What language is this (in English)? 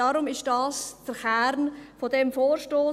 Swiss German